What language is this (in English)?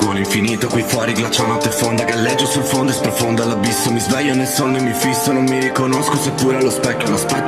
Italian